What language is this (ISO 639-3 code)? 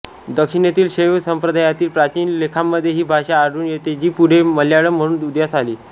mar